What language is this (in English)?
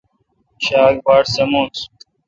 Kalkoti